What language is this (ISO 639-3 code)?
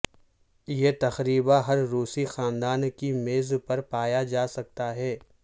urd